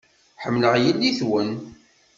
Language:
Kabyle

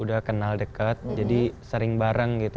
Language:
Indonesian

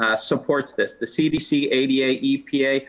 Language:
English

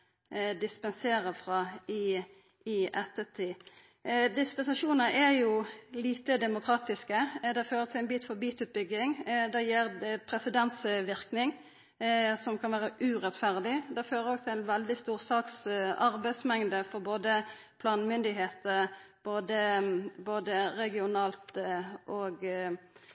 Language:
Norwegian Nynorsk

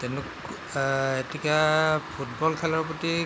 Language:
Assamese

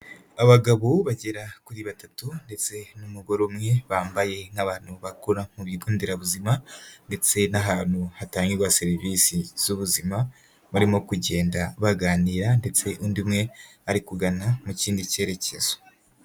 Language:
Kinyarwanda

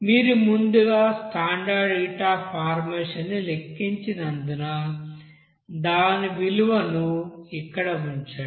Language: Telugu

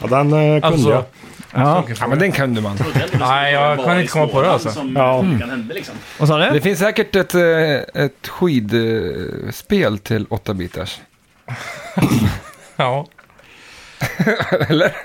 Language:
Swedish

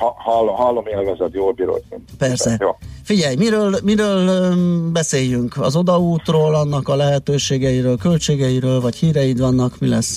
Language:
Hungarian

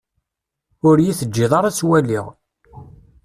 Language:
Kabyle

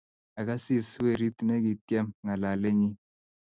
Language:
Kalenjin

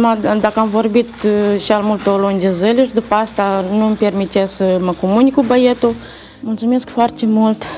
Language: Romanian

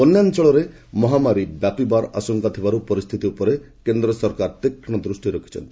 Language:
Odia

